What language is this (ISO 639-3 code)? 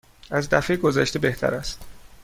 fas